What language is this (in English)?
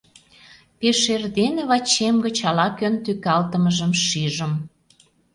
Mari